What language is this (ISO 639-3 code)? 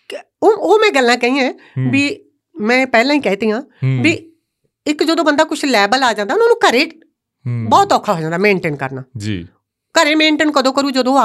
pan